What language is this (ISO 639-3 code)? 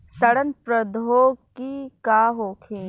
bho